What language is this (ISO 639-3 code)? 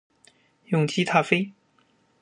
zho